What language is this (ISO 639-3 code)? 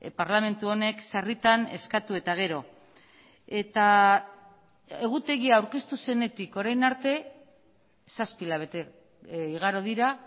eus